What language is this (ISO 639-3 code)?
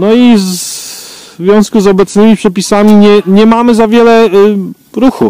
pol